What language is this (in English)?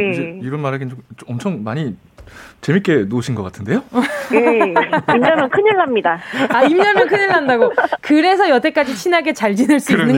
Korean